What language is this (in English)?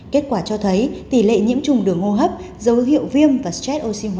Vietnamese